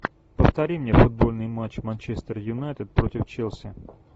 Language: Russian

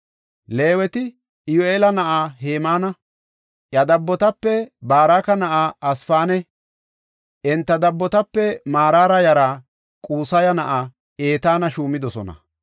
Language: Gofa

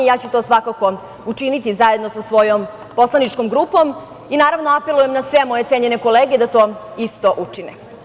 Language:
Serbian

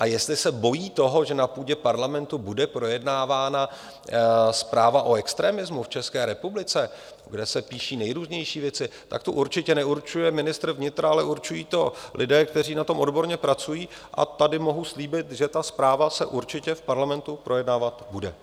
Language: Czech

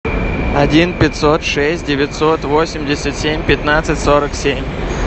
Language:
Russian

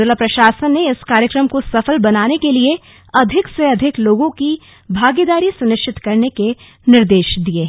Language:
Hindi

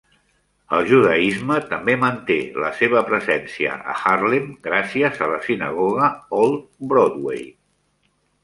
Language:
Catalan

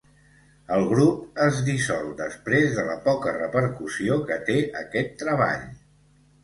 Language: Catalan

